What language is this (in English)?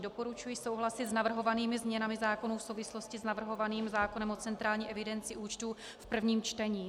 Czech